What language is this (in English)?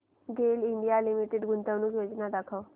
Marathi